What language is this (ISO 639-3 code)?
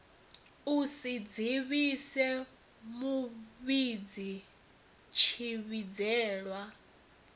ven